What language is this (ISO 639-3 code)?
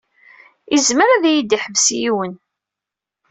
kab